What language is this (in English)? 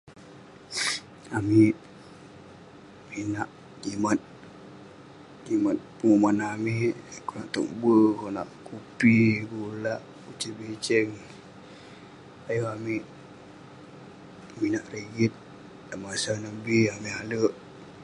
Western Penan